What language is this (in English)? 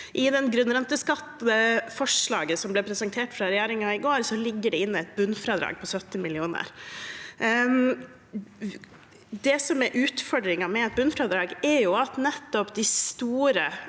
Norwegian